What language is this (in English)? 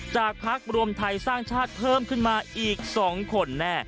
Thai